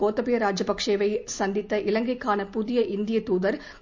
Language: Tamil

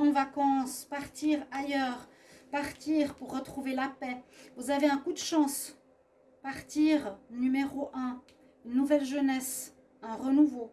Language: French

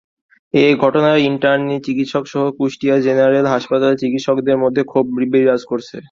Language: Bangla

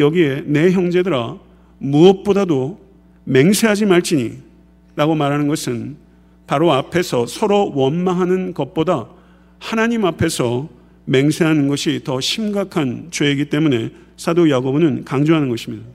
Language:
Korean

